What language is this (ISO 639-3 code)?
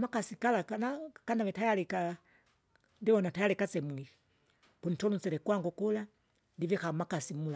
zga